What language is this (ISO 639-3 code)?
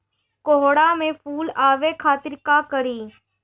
bho